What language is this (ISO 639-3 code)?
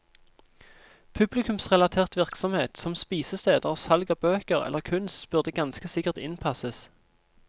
nor